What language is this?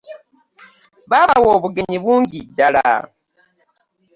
Ganda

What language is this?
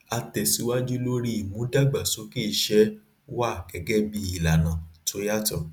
Yoruba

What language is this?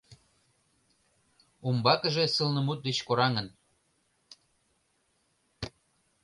Mari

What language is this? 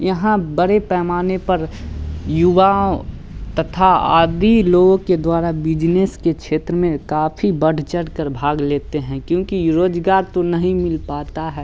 Hindi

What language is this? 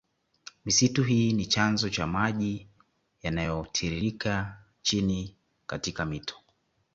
Swahili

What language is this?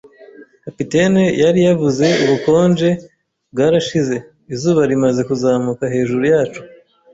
Kinyarwanda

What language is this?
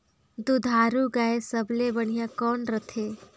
Chhattisgarhi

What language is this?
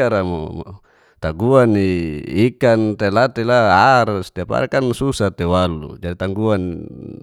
Geser-Gorom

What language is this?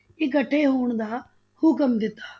Punjabi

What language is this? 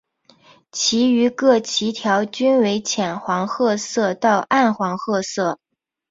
Chinese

